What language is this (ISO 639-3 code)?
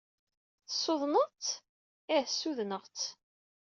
kab